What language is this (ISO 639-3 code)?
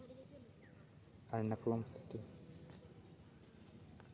sat